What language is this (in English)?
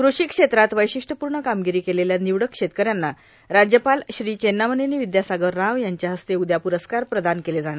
Marathi